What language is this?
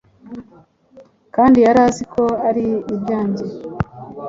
Kinyarwanda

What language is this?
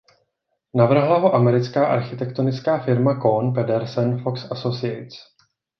Czech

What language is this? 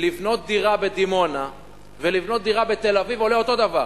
Hebrew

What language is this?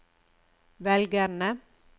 Norwegian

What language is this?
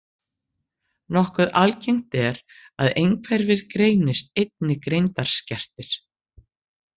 Icelandic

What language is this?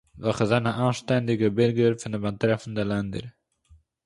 Yiddish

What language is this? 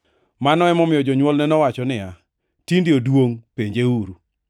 Luo (Kenya and Tanzania)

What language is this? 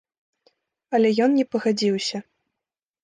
Belarusian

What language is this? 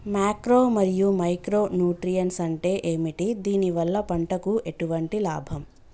Telugu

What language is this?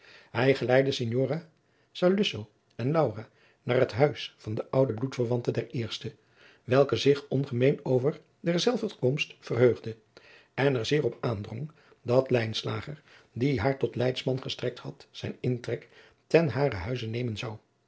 Dutch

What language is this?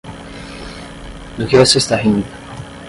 Portuguese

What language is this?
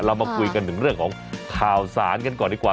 Thai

